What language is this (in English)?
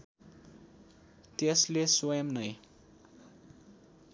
Nepali